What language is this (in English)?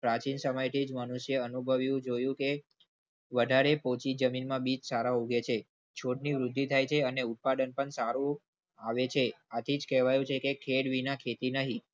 Gujarati